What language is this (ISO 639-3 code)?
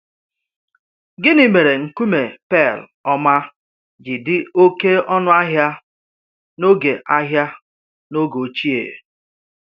ibo